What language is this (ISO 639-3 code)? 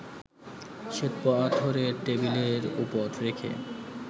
ben